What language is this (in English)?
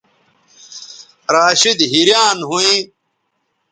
Bateri